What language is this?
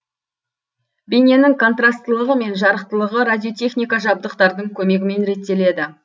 Kazakh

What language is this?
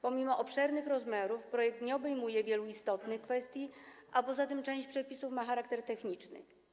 Polish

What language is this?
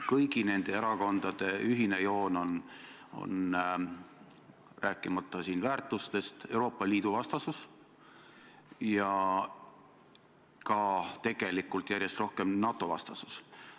Estonian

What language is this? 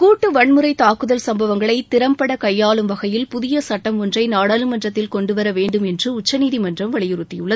Tamil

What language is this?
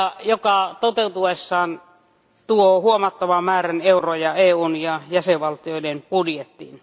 Finnish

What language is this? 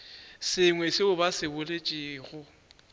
Northern Sotho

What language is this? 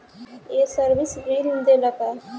Bhojpuri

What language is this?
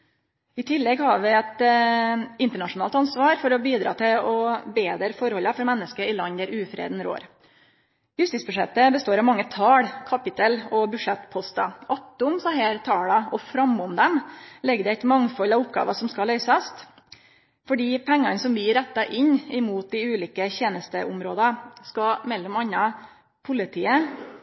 Norwegian Nynorsk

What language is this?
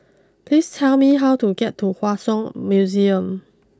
English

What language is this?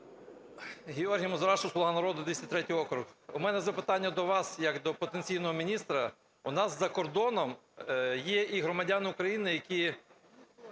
Ukrainian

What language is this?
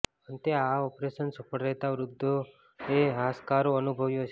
Gujarati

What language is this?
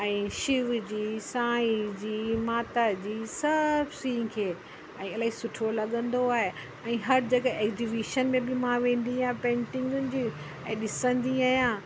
Sindhi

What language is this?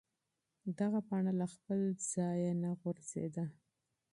Pashto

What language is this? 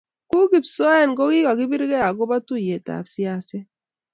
Kalenjin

